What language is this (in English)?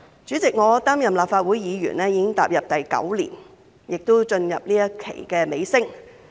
Cantonese